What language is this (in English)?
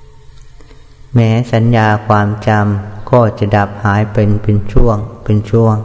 Thai